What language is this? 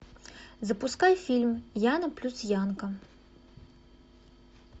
Russian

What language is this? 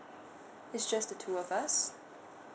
English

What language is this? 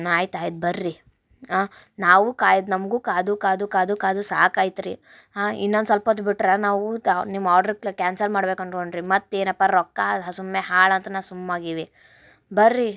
Kannada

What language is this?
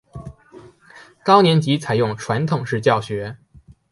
Chinese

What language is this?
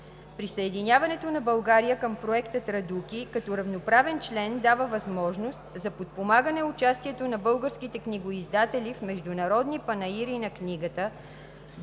Bulgarian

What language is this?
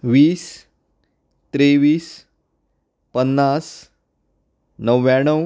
Konkani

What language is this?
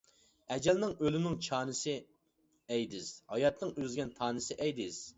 Uyghur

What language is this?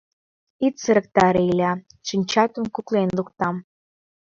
Mari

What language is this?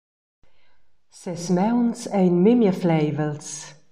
Romansh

